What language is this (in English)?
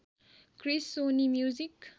Nepali